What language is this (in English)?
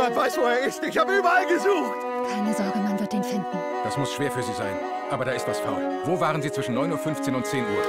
German